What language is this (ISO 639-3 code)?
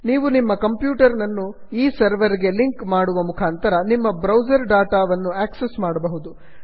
kan